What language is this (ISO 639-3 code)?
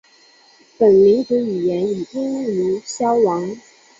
zho